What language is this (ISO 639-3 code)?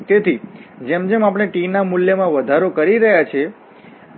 guj